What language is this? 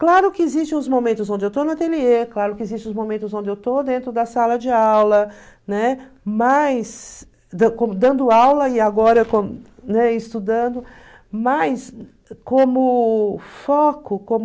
Portuguese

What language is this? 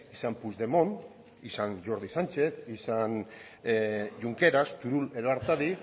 Basque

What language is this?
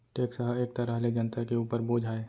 Chhattisgarhi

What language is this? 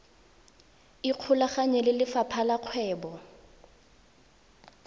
Tswana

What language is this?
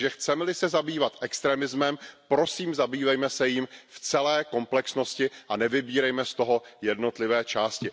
Czech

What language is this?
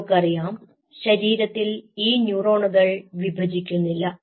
Malayalam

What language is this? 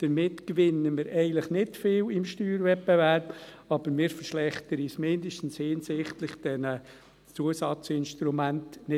Swiss German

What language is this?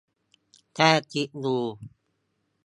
Thai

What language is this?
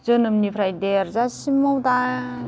Bodo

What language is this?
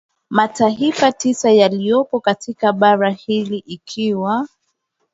Swahili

